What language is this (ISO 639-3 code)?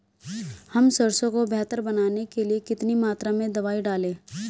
hin